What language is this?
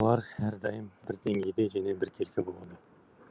Kazakh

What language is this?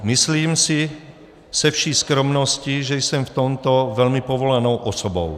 Czech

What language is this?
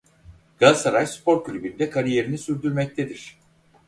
Turkish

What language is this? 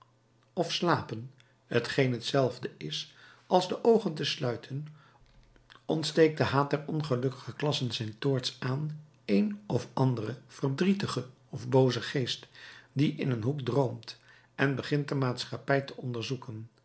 Dutch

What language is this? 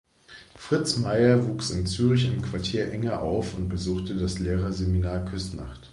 German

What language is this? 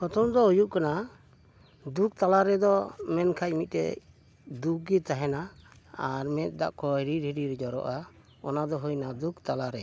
Santali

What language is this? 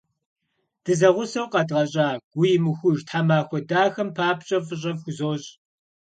Kabardian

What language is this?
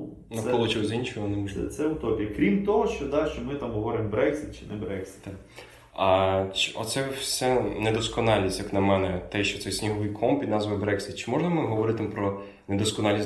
Ukrainian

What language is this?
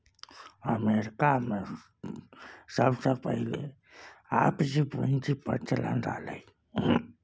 Maithili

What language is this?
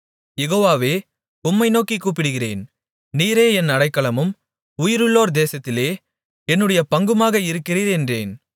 Tamil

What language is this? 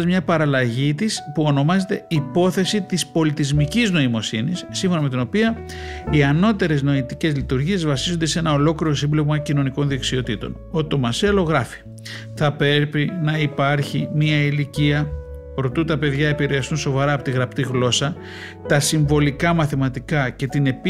Greek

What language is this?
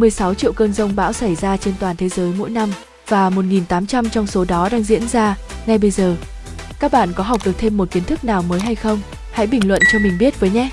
Vietnamese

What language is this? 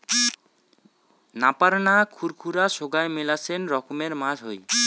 Bangla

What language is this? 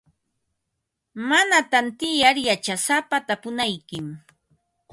Ambo-Pasco Quechua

